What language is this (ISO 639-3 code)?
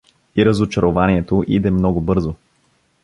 bul